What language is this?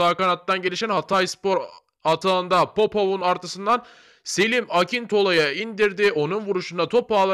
Turkish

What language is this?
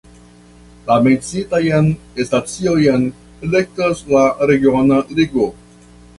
Esperanto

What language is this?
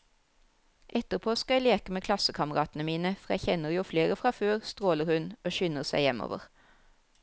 Norwegian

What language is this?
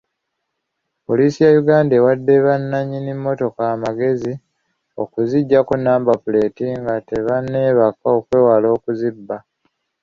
Ganda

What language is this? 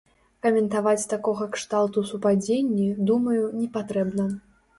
Belarusian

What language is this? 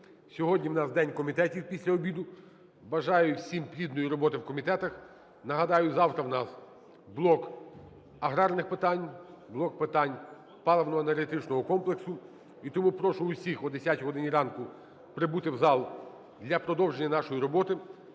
Ukrainian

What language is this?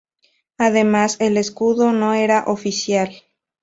Spanish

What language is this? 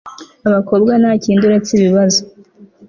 Kinyarwanda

